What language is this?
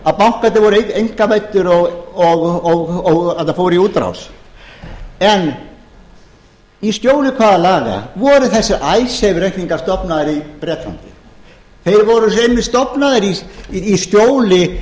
Icelandic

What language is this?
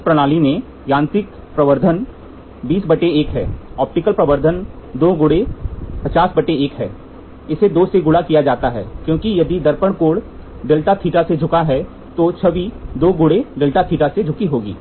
Hindi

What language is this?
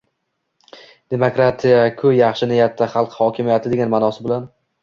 Uzbek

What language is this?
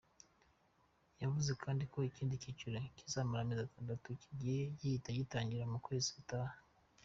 Kinyarwanda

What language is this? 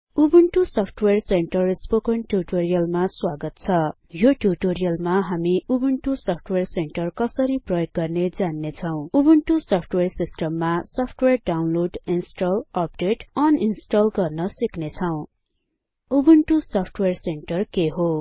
Nepali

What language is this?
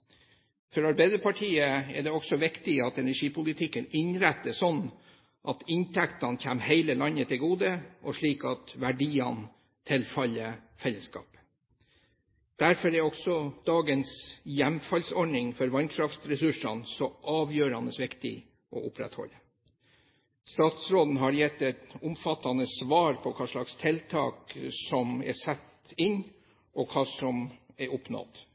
Norwegian Bokmål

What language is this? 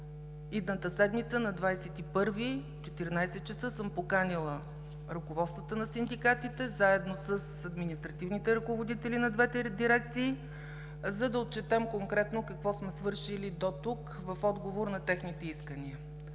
Bulgarian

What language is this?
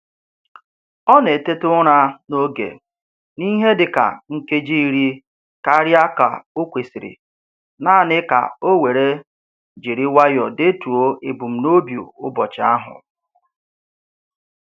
Igbo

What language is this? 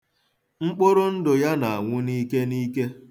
Igbo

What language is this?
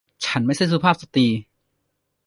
Thai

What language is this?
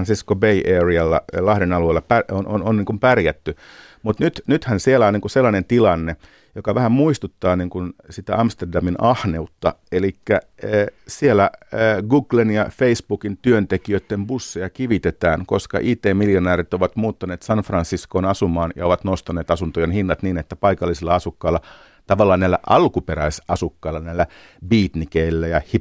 Finnish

